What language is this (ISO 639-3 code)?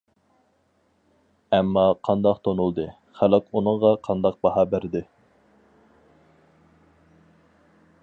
uig